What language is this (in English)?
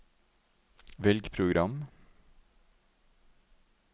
Norwegian